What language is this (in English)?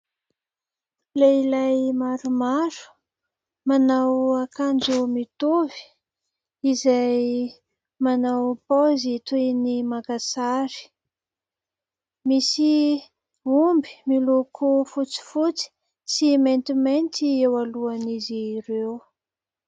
Malagasy